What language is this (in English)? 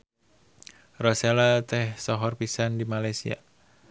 Sundanese